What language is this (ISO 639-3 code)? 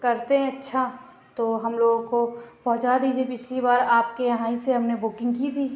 urd